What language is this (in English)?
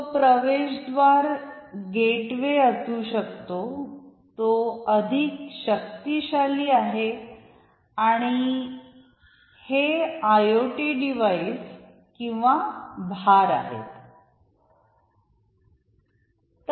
Marathi